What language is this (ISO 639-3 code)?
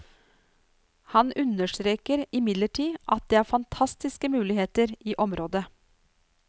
nor